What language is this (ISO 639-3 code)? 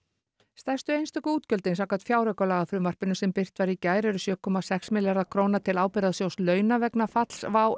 isl